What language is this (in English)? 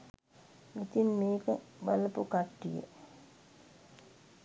Sinhala